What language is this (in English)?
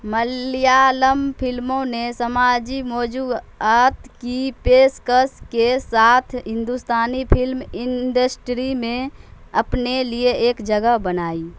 Urdu